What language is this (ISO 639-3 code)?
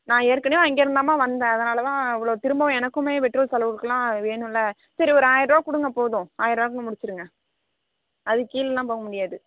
tam